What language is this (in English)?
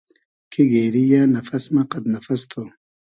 Hazaragi